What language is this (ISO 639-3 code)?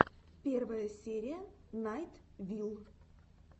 rus